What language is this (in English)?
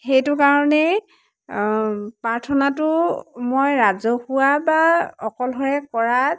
Assamese